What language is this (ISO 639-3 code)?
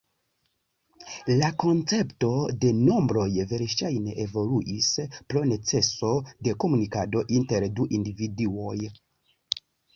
epo